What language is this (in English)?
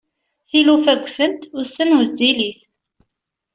Kabyle